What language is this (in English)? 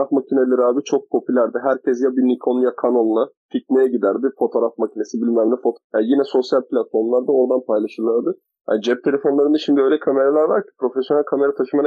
Turkish